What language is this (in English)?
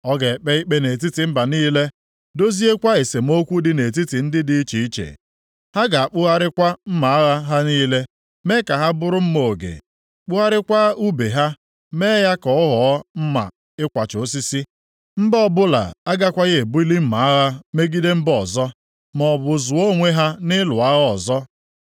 Igbo